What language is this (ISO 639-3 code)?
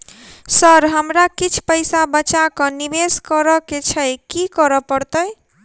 mai